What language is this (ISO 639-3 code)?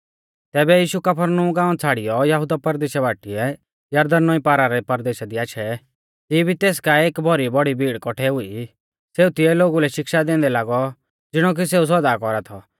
bfz